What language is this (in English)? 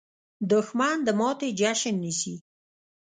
Pashto